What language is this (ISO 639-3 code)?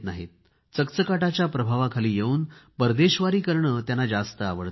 mar